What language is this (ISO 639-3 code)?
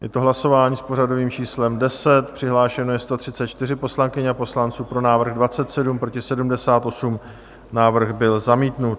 ces